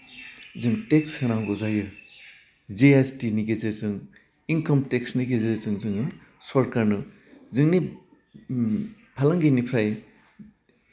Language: Bodo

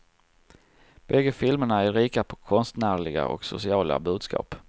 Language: Swedish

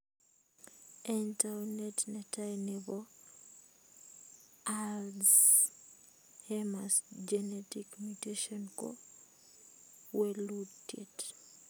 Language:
Kalenjin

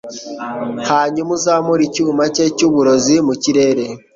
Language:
Kinyarwanda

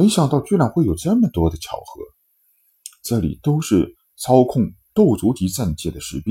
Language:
Chinese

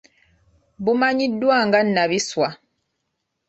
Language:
Ganda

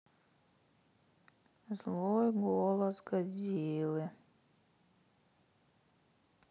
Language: Russian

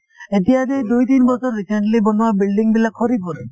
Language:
Assamese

